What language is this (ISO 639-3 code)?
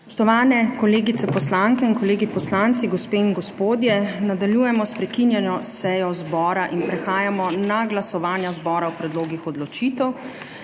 slv